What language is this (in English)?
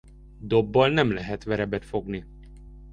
Hungarian